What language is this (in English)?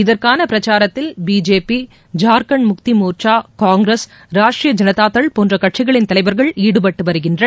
Tamil